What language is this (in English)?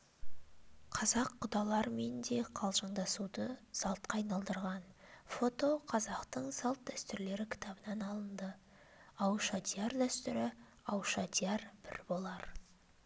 Kazakh